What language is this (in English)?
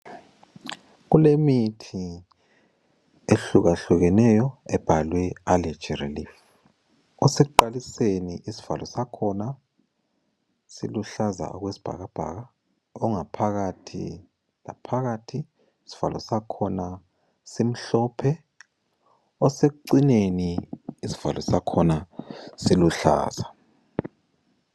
North Ndebele